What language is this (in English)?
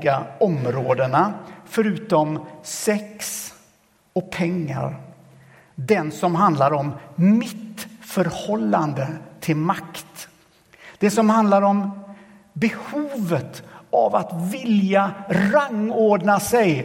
Swedish